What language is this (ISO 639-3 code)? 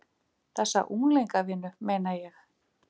isl